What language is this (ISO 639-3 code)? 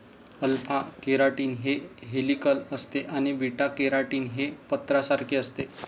mar